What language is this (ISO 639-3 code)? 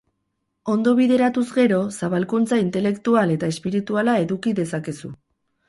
eus